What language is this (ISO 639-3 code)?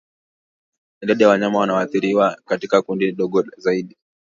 swa